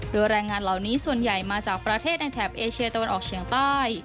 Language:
Thai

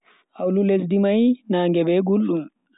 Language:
Bagirmi Fulfulde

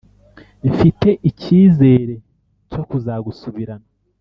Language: Kinyarwanda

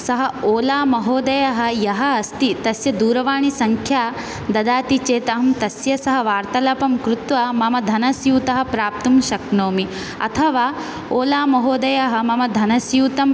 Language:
Sanskrit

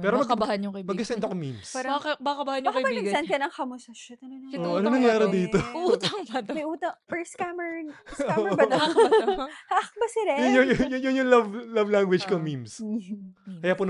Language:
Filipino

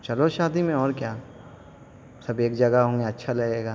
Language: Urdu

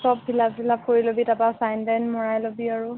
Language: Assamese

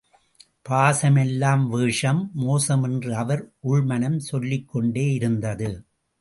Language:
Tamil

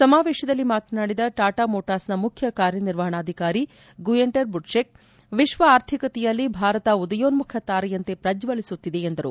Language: Kannada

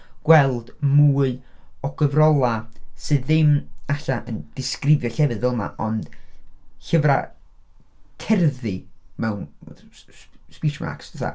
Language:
Welsh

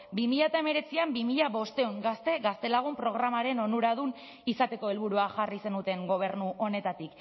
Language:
Basque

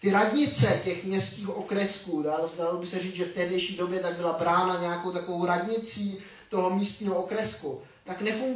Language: Czech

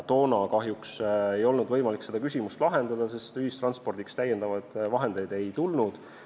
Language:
Estonian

